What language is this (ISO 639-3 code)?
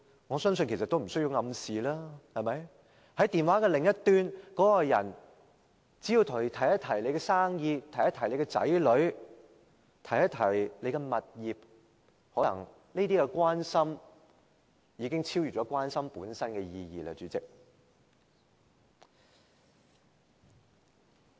yue